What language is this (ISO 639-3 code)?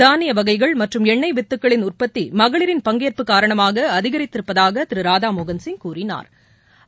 tam